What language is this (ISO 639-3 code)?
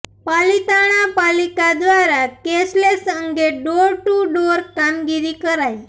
guj